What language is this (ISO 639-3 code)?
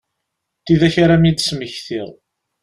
kab